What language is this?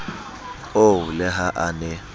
Southern Sotho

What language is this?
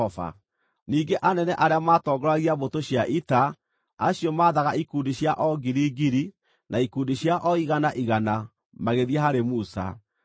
Kikuyu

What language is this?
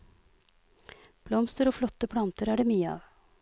Norwegian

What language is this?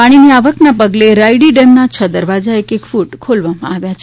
Gujarati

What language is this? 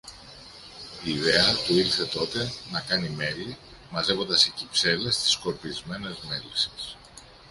Greek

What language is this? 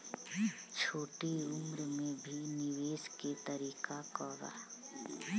Bhojpuri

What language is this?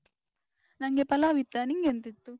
Kannada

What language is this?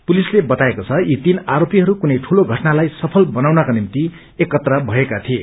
Nepali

